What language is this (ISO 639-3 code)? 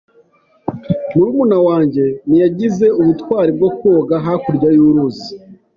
kin